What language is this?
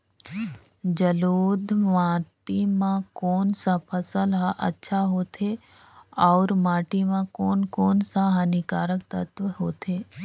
Chhattisgarhi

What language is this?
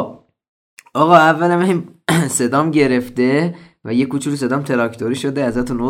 Persian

